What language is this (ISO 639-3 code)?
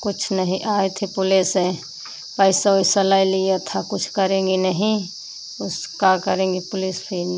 hin